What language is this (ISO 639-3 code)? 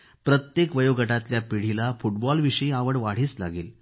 mar